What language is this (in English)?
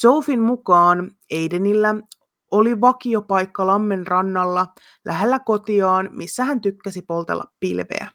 Finnish